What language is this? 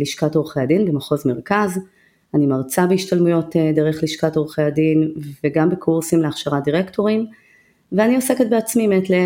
Hebrew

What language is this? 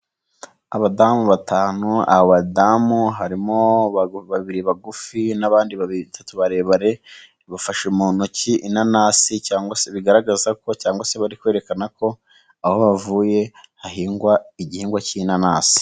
Kinyarwanda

